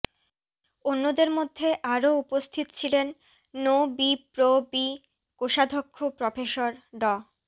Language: Bangla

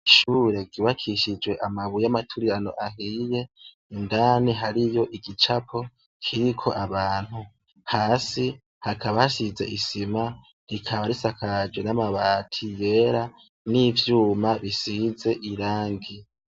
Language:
Rundi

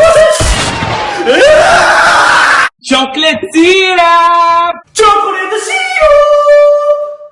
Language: English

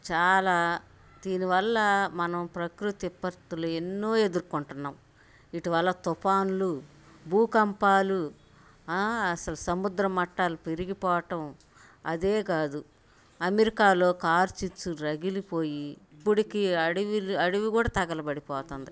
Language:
Telugu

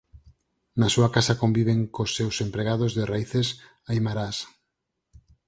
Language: Galician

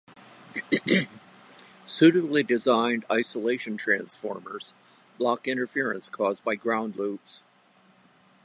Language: English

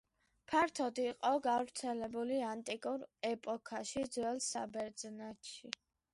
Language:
Georgian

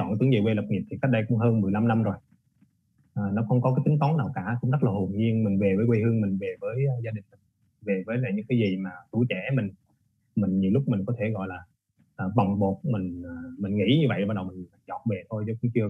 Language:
Vietnamese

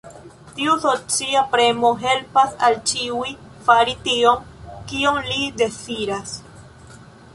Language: Esperanto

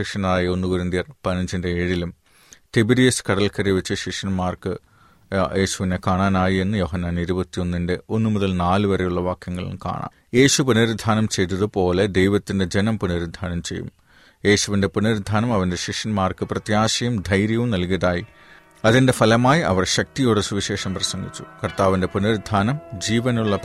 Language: Malayalam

